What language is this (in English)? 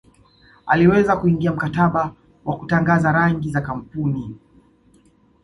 Swahili